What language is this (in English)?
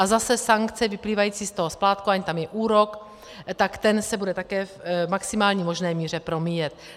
Czech